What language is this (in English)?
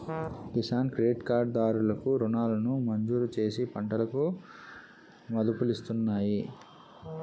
Telugu